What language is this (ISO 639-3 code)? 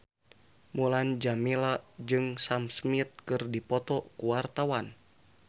sun